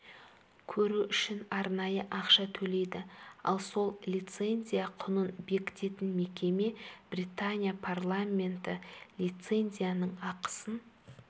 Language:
Kazakh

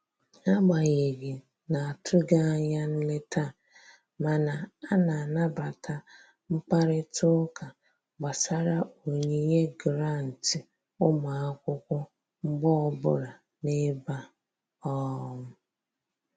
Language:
Igbo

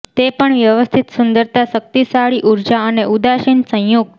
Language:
Gujarati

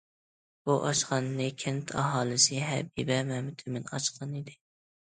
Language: Uyghur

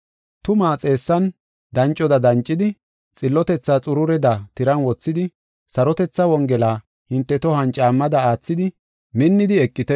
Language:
Gofa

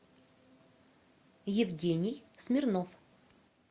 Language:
Russian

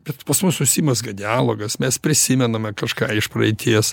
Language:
Lithuanian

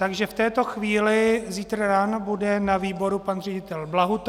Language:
Czech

